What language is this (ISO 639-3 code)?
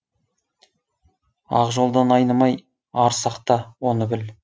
kaz